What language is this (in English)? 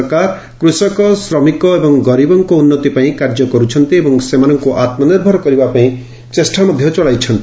Odia